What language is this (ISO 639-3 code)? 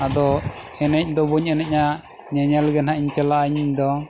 sat